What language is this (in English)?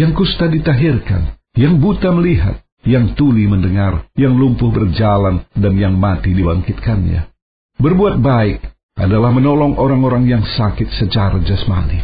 Indonesian